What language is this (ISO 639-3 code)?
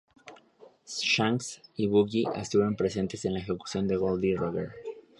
spa